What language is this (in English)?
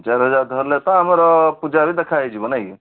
Odia